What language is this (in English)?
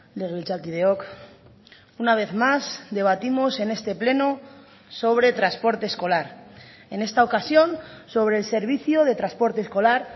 Spanish